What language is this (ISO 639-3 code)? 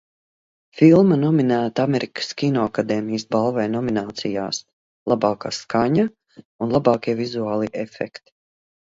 lav